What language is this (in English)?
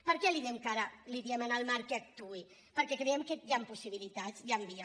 Catalan